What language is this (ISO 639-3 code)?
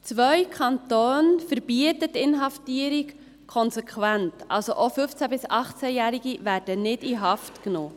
gsw